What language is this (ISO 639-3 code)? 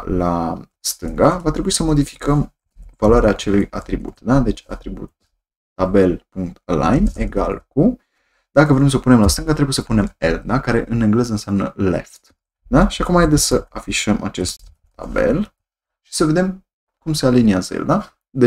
ron